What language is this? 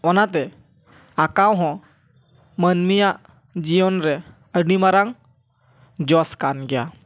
Santali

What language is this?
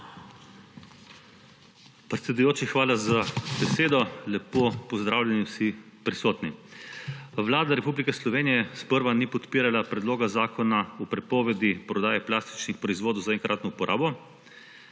Slovenian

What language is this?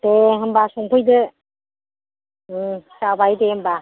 Bodo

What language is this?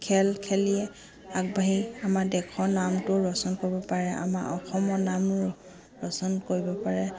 Assamese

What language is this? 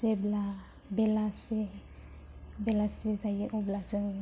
Bodo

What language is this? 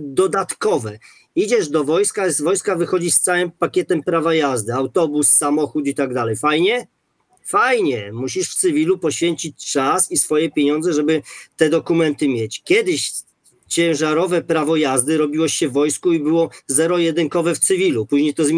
Polish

